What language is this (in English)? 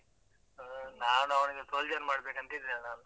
Kannada